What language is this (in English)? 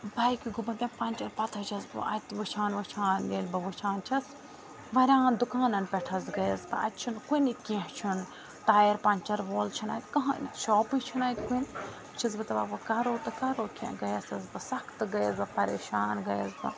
Kashmiri